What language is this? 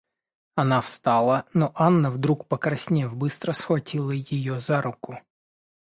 Russian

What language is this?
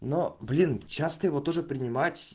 Russian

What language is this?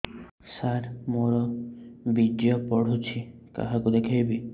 Odia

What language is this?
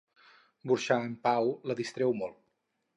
Catalan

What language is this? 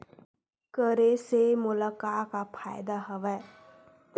Chhattisgarhi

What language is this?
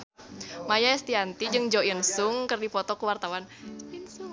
Sundanese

